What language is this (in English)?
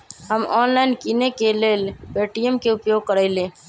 Magahi